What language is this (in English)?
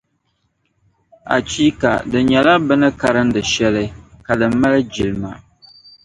Dagbani